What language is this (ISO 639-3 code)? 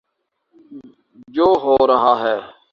urd